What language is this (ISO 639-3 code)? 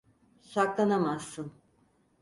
tur